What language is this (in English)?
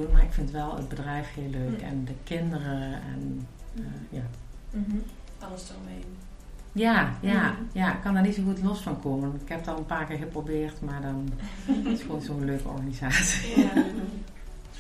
Dutch